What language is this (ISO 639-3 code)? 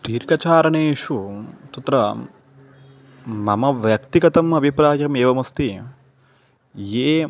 san